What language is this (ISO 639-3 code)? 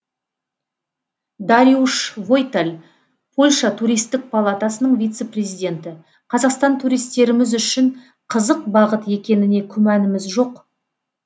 kaz